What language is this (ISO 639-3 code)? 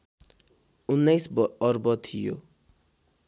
nep